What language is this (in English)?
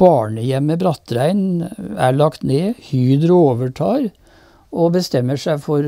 Norwegian